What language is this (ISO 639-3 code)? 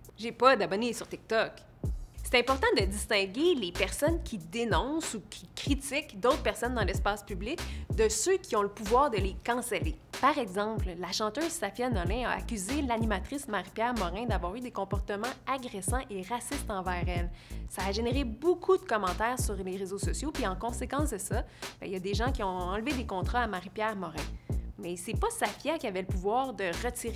fra